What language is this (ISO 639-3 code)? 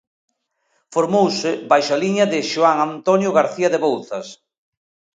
glg